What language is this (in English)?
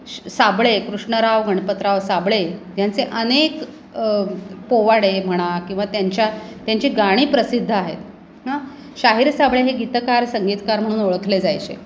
Marathi